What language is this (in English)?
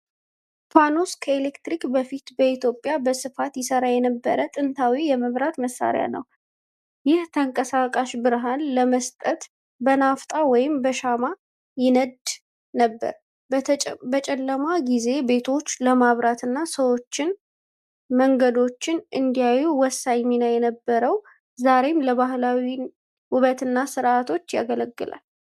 Amharic